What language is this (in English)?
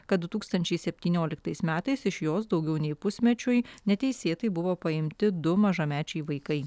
Lithuanian